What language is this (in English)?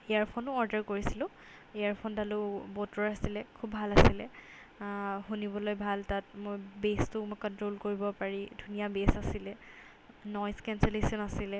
Assamese